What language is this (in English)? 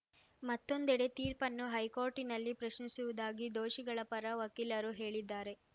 Kannada